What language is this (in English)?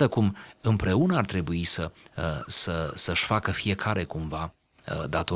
Romanian